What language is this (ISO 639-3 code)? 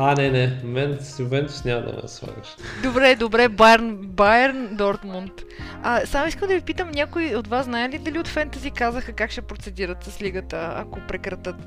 bul